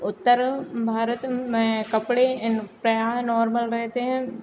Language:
Hindi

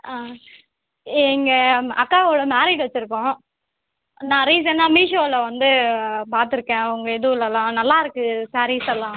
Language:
Tamil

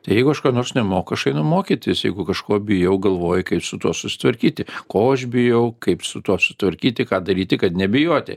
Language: Lithuanian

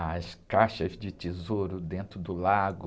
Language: Portuguese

